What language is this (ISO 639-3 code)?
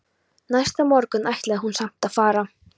isl